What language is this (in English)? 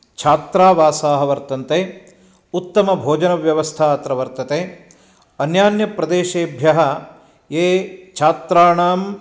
Sanskrit